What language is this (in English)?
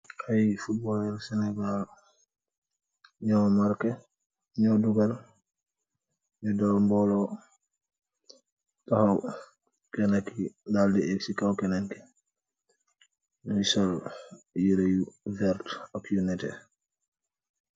Wolof